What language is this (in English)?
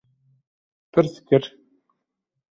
Kurdish